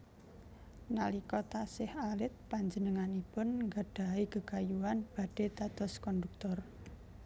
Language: Javanese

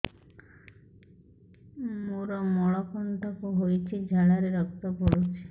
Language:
Odia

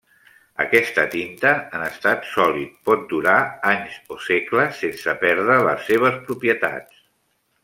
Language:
Catalan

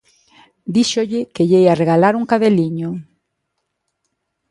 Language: Galician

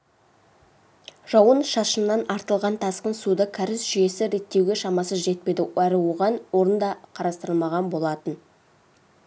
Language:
Kazakh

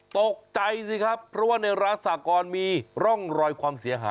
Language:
Thai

